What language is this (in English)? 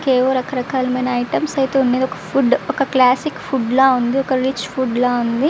Telugu